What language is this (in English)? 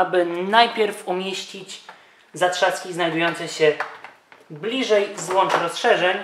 Polish